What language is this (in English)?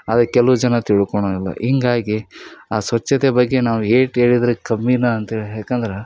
Kannada